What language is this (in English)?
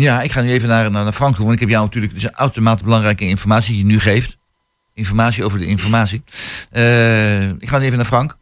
Dutch